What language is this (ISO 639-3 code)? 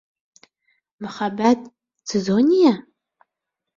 bak